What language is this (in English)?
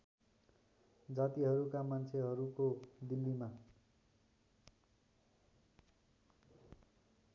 Nepali